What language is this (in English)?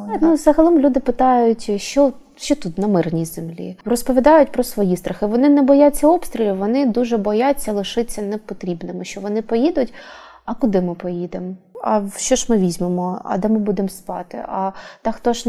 Ukrainian